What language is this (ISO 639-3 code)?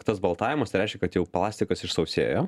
lit